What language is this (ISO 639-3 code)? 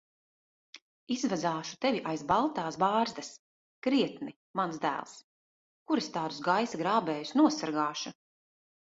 lav